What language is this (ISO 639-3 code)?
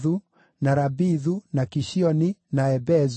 kik